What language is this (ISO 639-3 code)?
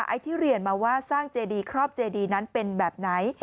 tha